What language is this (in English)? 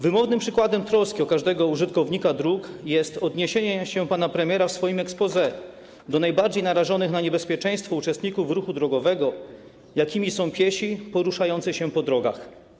Polish